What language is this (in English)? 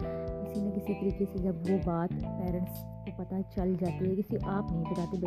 Urdu